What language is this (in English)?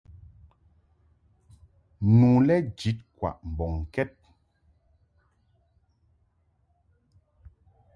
Mungaka